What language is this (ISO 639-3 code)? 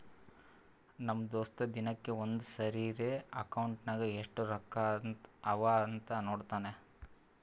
kan